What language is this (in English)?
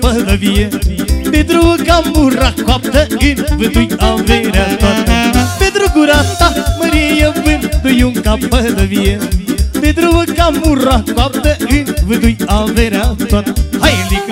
Romanian